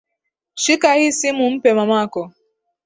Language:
Swahili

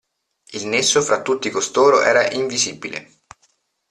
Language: Italian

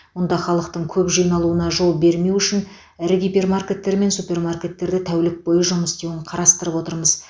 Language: Kazakh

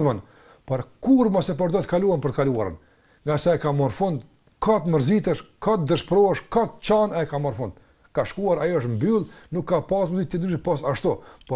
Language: Ukrainian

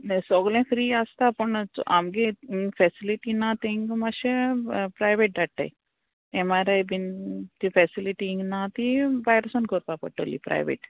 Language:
Konkani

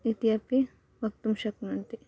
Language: Sanskrit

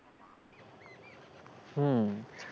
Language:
Bangla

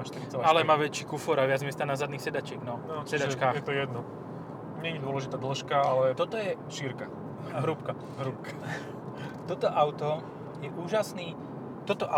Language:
Slovak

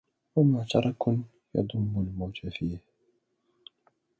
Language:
Arabic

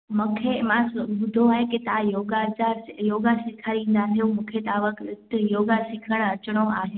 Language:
Sindhi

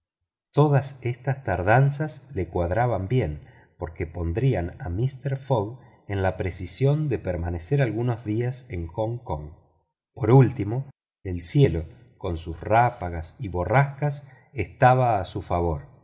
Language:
Spanish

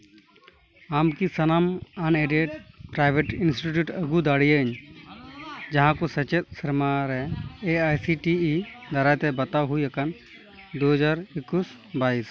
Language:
Santali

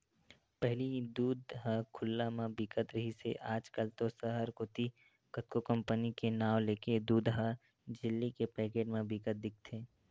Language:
Chhattisgarhi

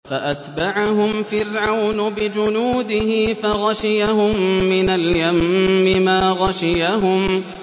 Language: Arabic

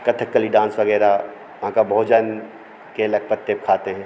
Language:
Hindi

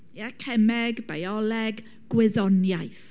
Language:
Welsh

